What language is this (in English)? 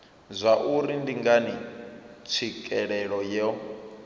Venda